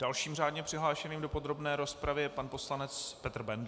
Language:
Czech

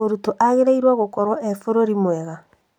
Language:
Kikuyu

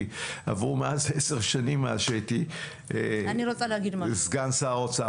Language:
Hebrew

